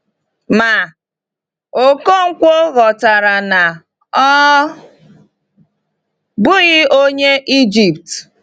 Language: Igbo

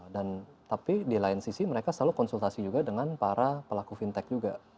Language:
Indonesian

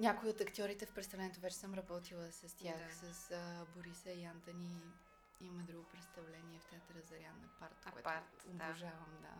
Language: Bulgarian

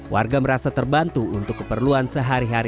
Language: Indonesian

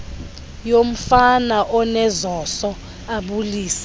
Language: Xhosa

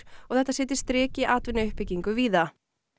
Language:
Icelandic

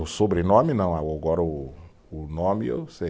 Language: Portuguese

